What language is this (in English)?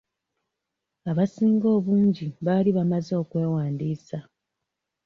Ganda